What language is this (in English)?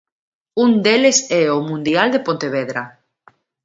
Galician